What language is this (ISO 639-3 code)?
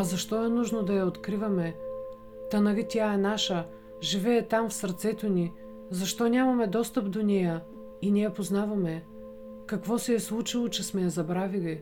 bul